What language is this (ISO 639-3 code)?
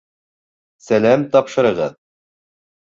bak